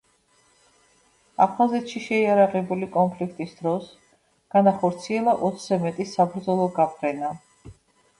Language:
Georgian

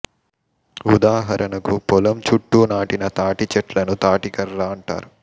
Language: Telugu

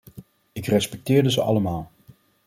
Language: Dutch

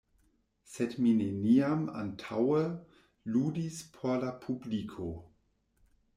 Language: Esperanto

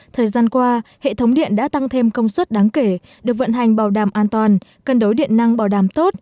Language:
Vietnamese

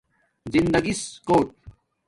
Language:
Domaaki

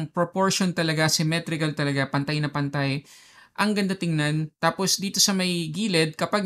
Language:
Filipino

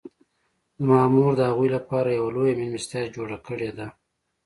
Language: Pashto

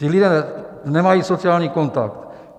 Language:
Czech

